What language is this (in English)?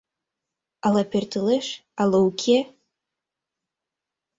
Mari